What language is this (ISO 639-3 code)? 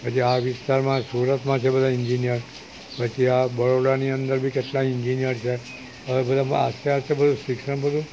guj